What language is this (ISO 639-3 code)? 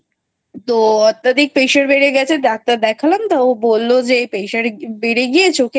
ben